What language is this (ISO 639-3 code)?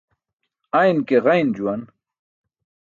bsk